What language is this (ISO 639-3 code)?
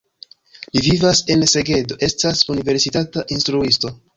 epo